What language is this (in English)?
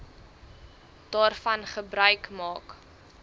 Afrikaans